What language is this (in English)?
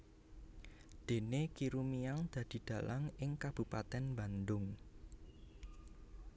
Javanese